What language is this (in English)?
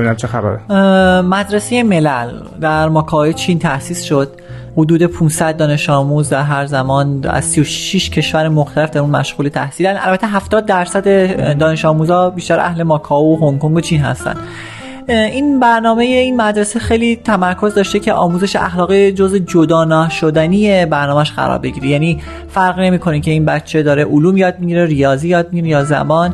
Persian